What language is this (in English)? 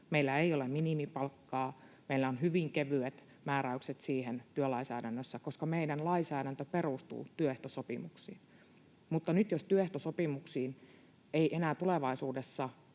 Finnish